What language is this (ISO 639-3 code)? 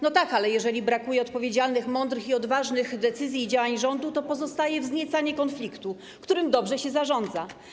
pol